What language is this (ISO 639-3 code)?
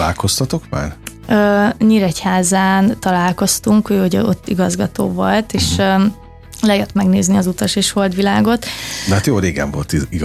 hun